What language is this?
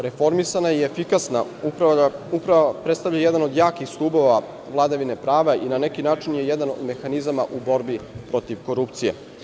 Serbian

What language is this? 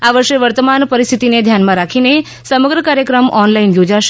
Gujarati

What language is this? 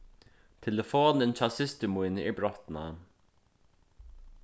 Faroese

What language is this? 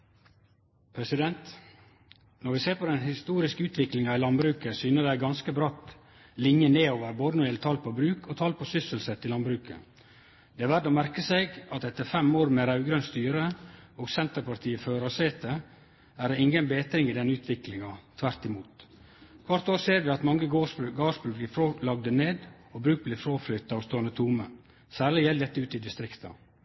Norwegian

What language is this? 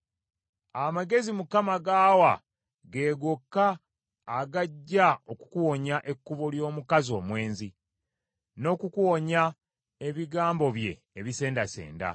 Ganda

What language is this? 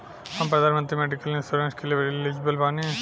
Bhojpuri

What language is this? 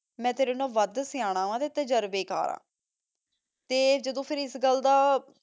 Punjabi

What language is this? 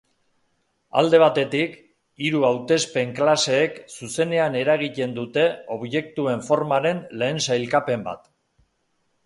Basque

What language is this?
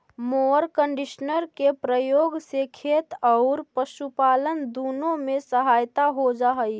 Magahi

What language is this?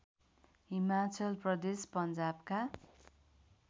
Nepali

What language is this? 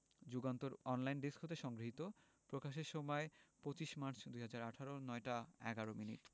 Bangla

